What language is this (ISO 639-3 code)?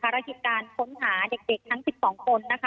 tha